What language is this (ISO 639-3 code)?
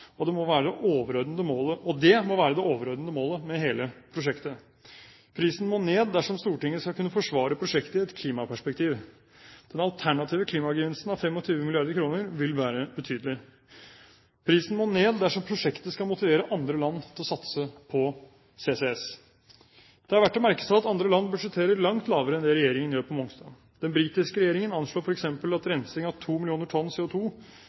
nob